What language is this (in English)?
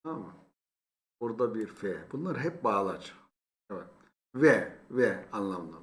Turkish